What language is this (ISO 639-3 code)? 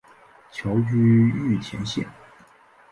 zho